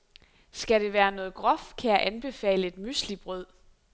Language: Danish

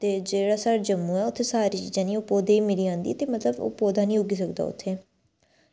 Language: Dogri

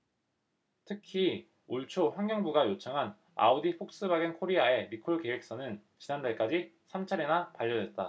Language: Korean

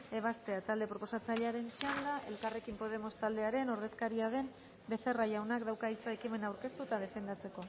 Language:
Basque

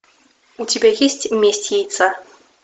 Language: Russian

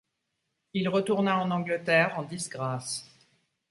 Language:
French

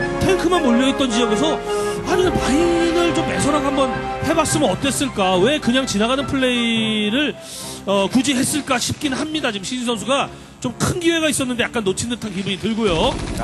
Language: Korean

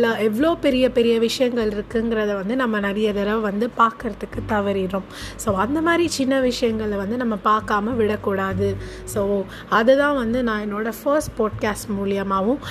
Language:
Tamil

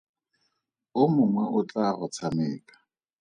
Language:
Tswana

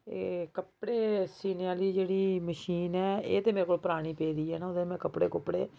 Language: Dogri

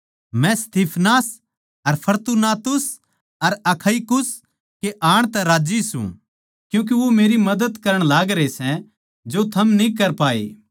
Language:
Haryanvi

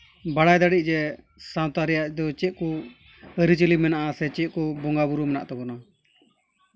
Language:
Santali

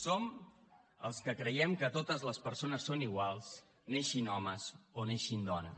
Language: Catalan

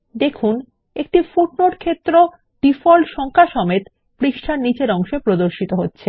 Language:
Bangla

